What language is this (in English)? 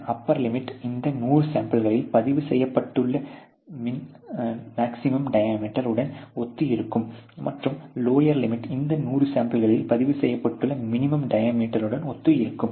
Tamil